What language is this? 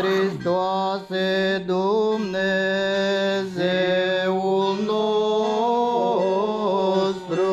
Romanian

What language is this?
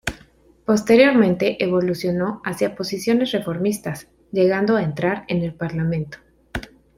Spanish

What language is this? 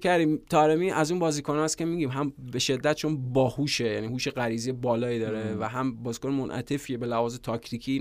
Persian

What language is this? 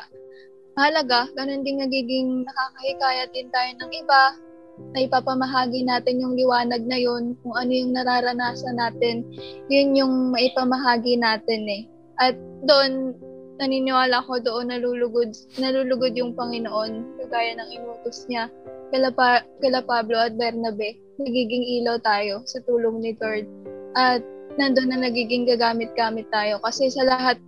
Filipino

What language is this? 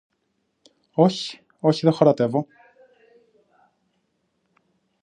Greek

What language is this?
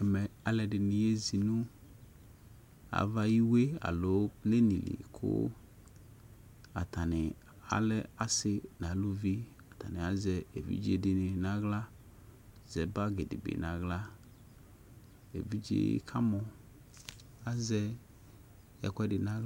Ikposo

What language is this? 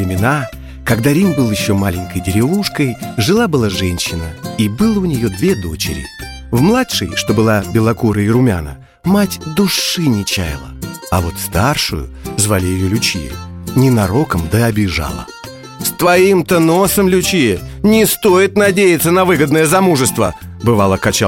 Russian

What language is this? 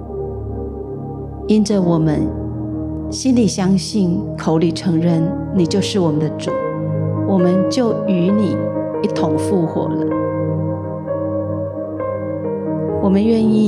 Chinese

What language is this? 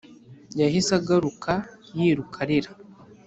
Kinyarwanda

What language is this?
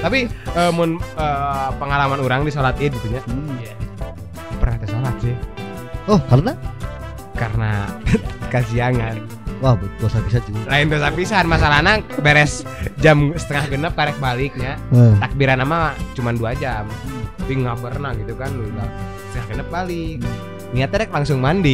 Indonesian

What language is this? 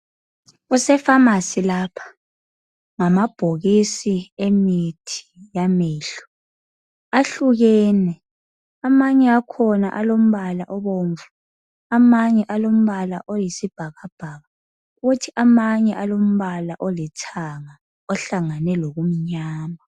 North Ndebele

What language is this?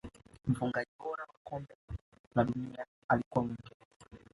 Swahili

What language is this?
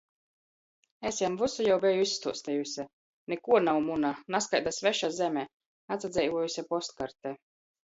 Latgalian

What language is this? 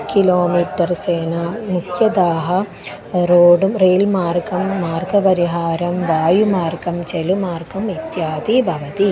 Sanskrit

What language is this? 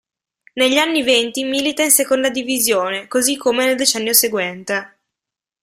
Italian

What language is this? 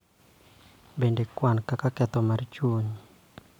Luo (Kenya and Tanzania)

